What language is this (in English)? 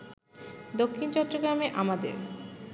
Bangla